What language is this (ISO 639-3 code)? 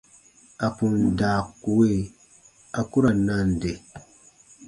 bba